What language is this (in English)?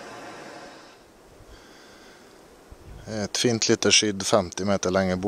Norwegian